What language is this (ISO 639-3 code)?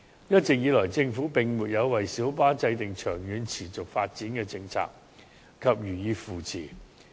yue